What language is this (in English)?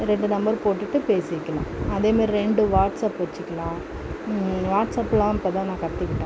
Tamil